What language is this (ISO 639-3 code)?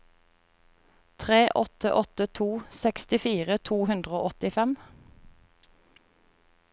nor